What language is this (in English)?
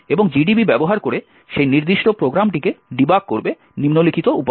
Bangla